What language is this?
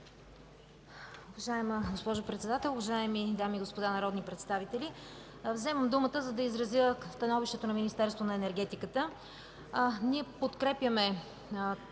Bulgarian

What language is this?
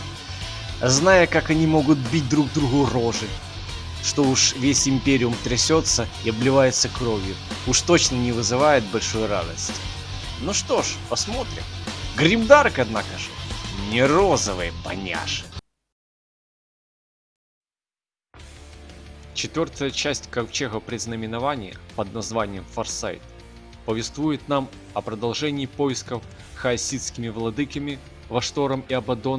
Russian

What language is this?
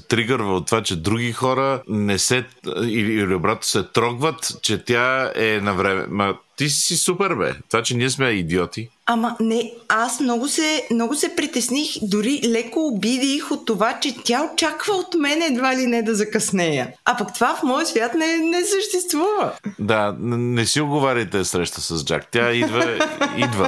Bulgarian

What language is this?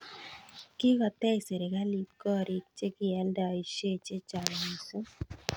Kalenjin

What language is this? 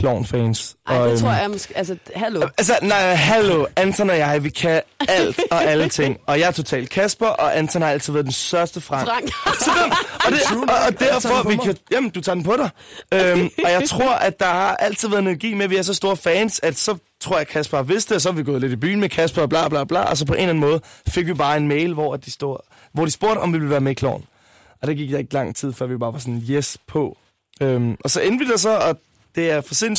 Danish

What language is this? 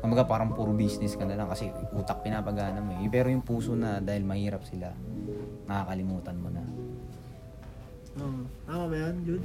Filipino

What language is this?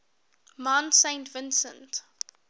English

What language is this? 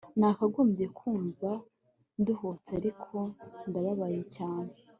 Kinyarwanda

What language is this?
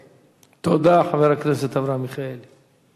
Hebrew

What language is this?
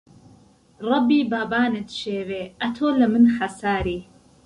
Central Kurdish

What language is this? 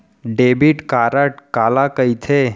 Chhattisgarhi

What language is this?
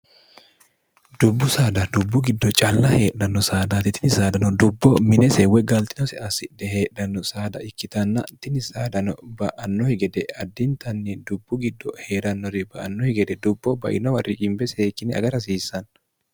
Sidamo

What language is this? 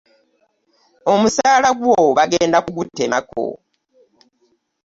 Ganda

